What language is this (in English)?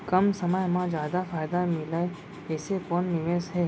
Chhattisgarhi